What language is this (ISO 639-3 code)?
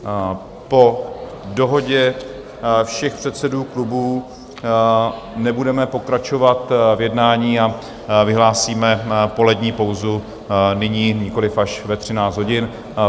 ces